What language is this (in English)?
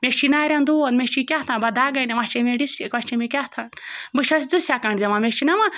Kashmiri